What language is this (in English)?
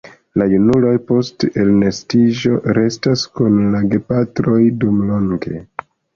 Esperanto